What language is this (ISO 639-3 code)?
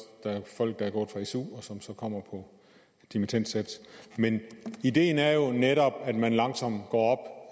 dan